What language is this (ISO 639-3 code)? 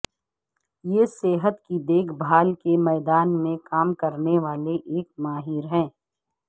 urd